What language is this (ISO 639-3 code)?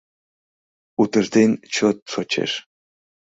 chm